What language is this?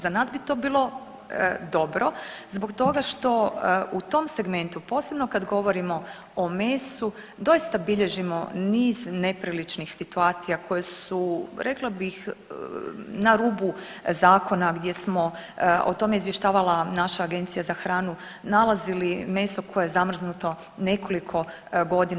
Croatian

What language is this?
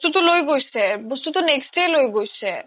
Assamese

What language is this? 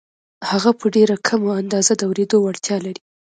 Pashto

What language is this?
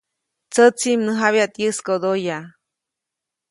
Copainalá Zoque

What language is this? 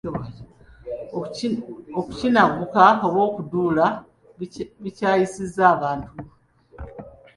Ganda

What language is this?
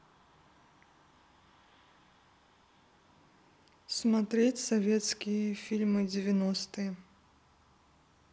Russian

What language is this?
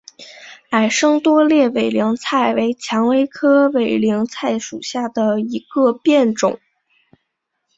Chinese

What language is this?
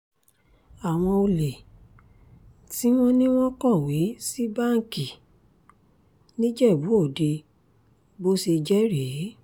Yoruba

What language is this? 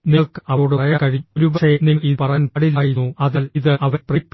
Malayalam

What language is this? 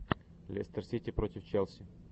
Russian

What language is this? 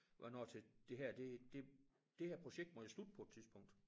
Danish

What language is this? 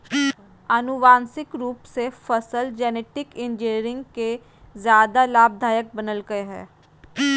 Magahi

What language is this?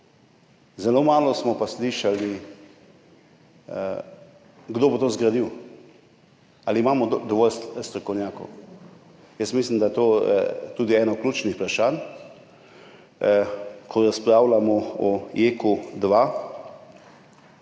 Slovenian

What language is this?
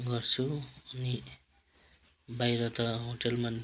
Nepali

